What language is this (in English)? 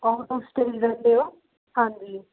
Punjabi